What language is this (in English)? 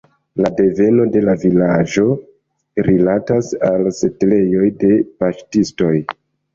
Esperanto